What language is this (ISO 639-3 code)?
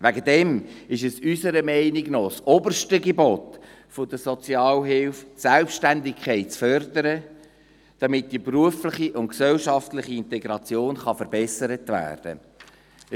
gsw